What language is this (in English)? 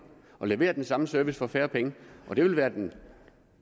Danish